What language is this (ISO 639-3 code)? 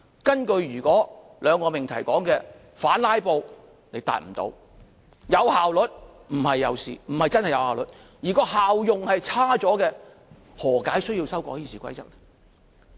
yue